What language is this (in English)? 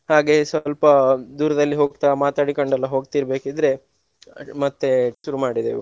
Kannada